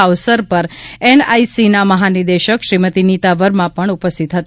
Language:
Gujarati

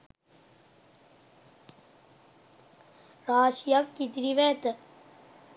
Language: Sinhala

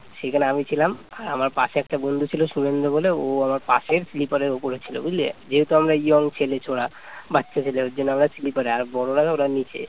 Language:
Bangla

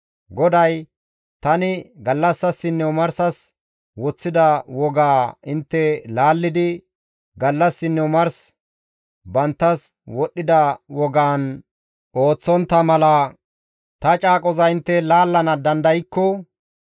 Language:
Gamo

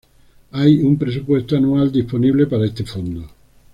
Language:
Spanish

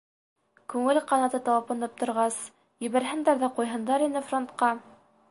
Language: Bashkir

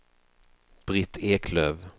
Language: Swedish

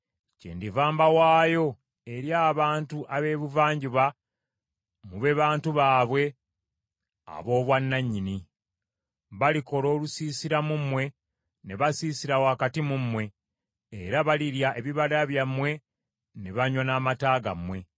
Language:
Ganda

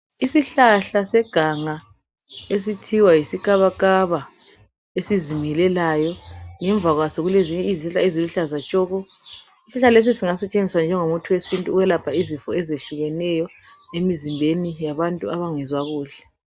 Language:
North Ndebele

